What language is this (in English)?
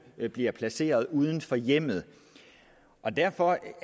Danish